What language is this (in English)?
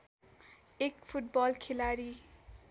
Nepali